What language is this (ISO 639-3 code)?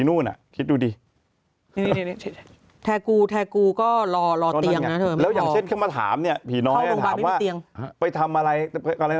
tha